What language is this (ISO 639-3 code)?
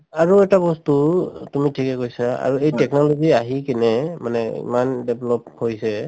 asm